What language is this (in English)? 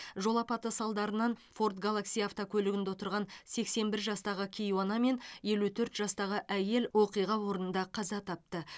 Kazakh